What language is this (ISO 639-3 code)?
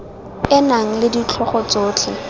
tsn